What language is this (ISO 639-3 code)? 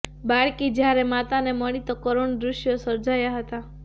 guj